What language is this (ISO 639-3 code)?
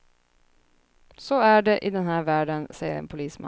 swe